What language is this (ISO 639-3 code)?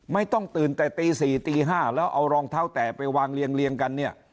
tha